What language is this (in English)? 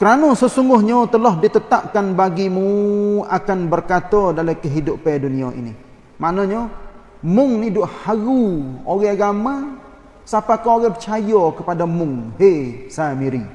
Malay